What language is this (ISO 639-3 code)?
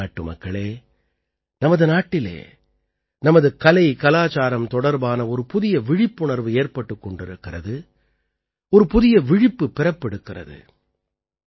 tam